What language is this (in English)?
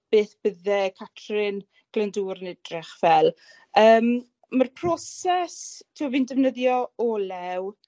Welsh